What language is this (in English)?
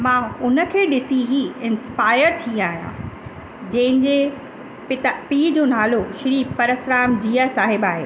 Sindhi